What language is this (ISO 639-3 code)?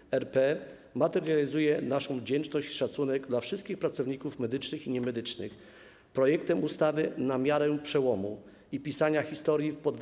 pol